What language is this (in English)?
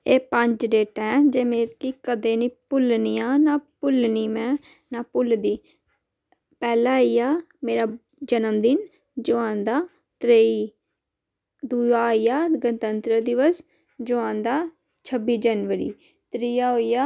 Dogri